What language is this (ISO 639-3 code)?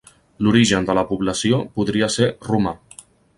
cat